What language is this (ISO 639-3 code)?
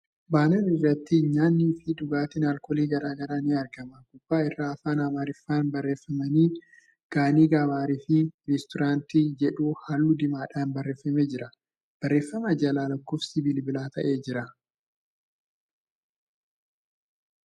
orm